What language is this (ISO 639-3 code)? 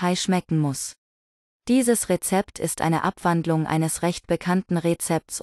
deu